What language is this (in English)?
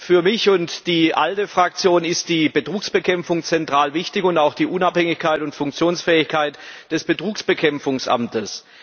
German